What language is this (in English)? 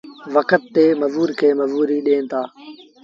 Sindhi Bhil